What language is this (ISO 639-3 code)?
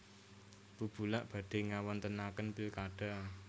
jav